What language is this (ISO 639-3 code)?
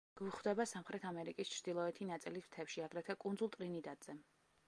kat